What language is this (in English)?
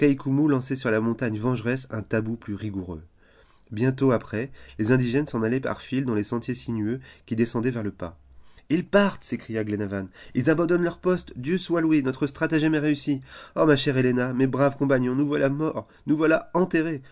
French